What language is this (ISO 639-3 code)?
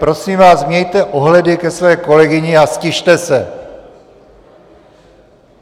ces